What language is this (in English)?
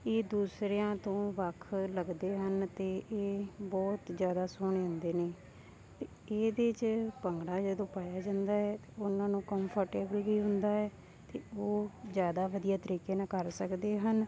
Punjabi